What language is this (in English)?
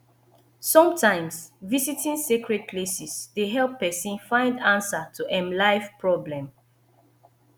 Nigerian Pidgin